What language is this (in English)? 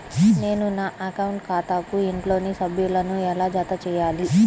Telugu